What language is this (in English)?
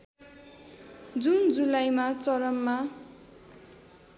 Nepali